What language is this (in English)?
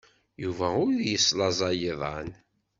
Kabyle